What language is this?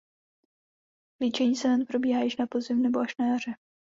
Czech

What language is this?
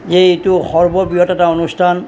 Assamese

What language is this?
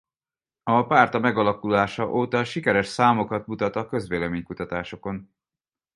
Hungarian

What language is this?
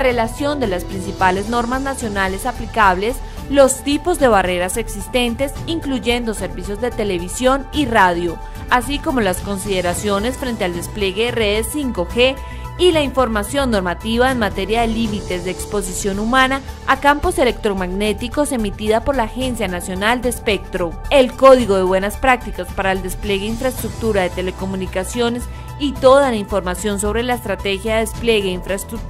Spanish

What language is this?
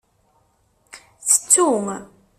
Kabyle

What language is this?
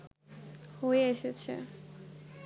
Bangla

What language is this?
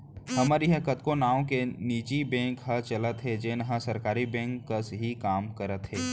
Chhattisgarhi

